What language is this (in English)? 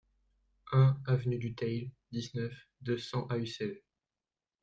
French